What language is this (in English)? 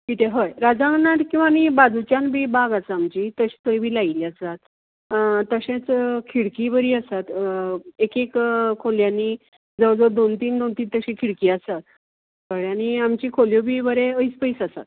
Konkani